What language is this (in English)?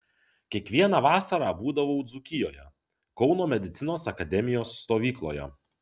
Lithuanian